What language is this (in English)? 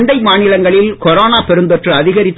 Tamil